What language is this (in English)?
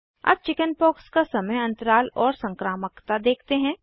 Hindi